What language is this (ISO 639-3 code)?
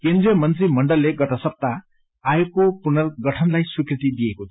nep